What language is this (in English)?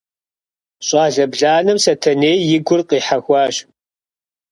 Kabardian